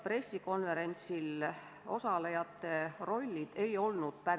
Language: Estonian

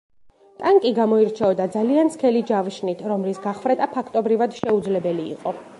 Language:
Georgian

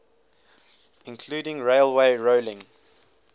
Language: English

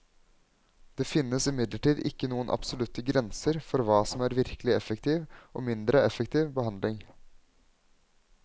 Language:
Norwegian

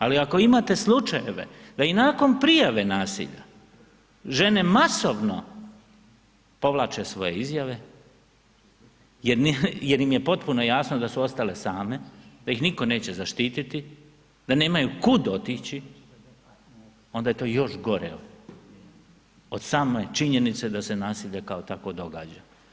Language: Croatian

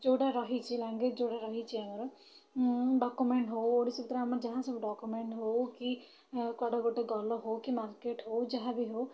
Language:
Odia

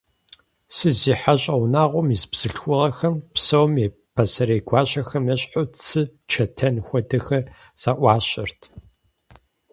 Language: Kabardian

